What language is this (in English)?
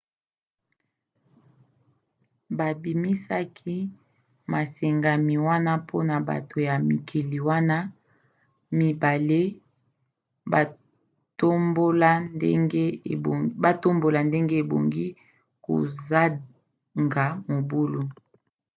Lingala